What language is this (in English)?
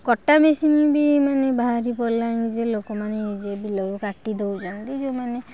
Odia